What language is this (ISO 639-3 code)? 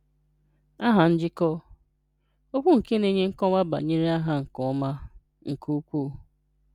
ibo